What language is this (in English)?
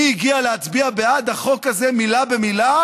Hebrew